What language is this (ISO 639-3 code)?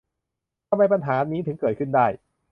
tha